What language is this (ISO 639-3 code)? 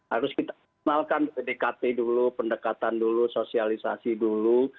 ind